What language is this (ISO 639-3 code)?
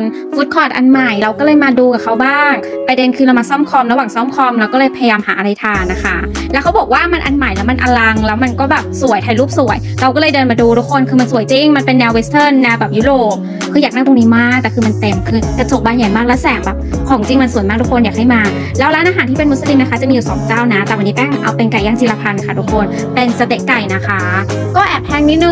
tha